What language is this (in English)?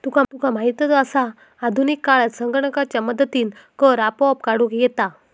Marathi